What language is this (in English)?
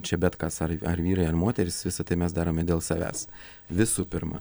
Lithuanian